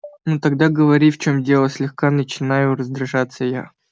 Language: Russian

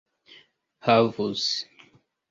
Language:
Esperanto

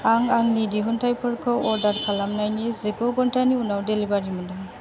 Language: Bodo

